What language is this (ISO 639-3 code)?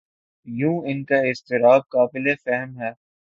urd